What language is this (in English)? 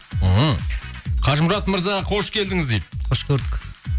Kazakh